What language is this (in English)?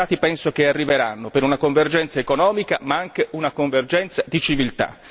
Italian